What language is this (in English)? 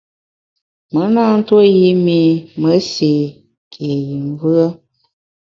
Bamun